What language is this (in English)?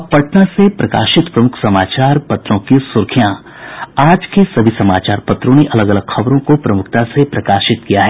Hindi